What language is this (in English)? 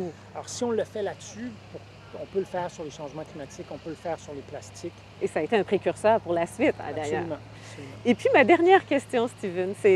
French